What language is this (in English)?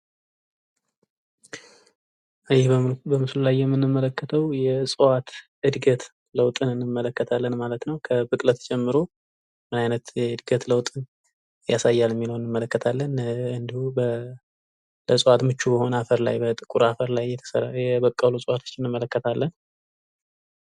Amharic